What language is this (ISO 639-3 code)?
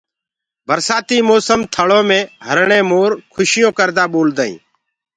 ggg